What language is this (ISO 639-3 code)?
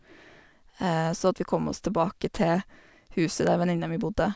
nor